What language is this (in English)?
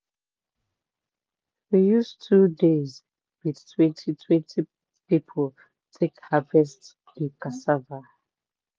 Nigerian Pidgin